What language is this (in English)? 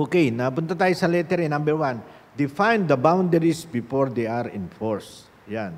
Filipino